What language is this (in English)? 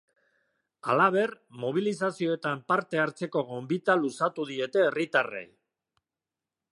Basque